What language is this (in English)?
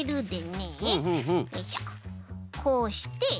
Japanese